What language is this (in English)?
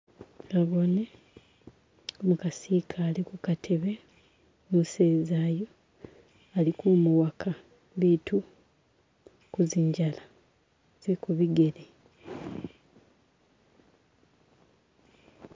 Masaaba